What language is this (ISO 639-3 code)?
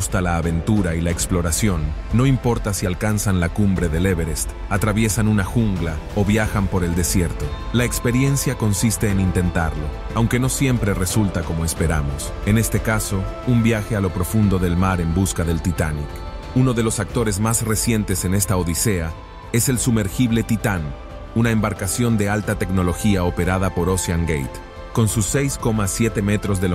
spa